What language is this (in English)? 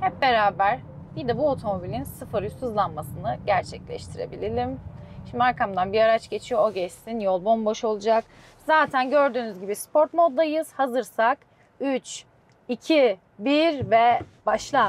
Turkish